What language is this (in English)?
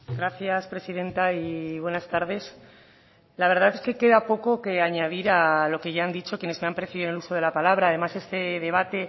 Spanish